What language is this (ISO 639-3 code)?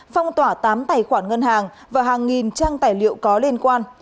vie